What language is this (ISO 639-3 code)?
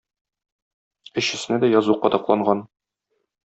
tat